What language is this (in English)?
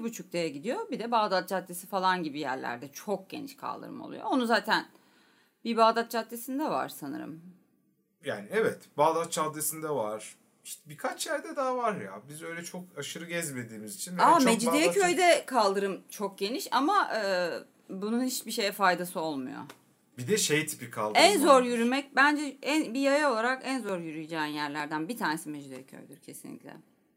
Turkish